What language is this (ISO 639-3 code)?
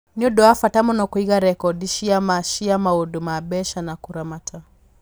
kik